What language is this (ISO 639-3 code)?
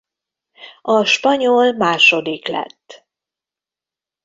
hun